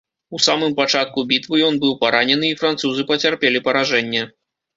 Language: Belarusian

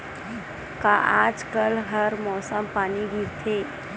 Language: Chhattisgarhi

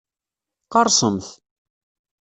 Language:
Kabyle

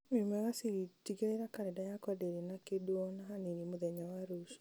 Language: Kikuyu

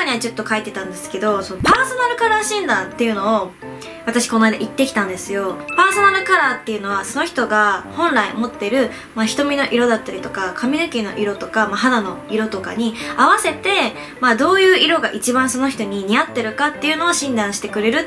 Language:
Japanese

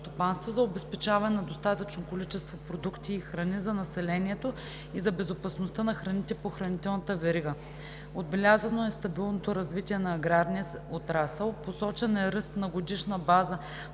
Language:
Bulgarian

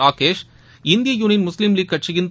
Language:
Tamil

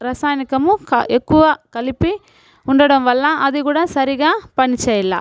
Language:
Telugu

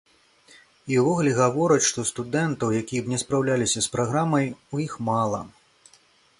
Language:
Belarusian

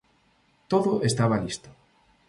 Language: Galician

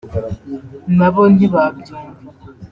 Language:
Kinyarwanda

